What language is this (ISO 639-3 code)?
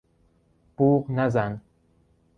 fas